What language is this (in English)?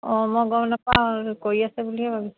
Assamese